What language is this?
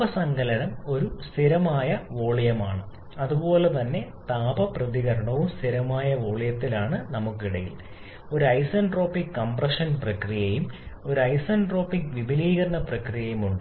Malayalam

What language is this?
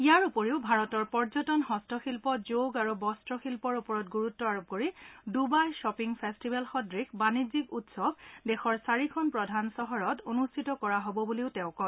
Assamese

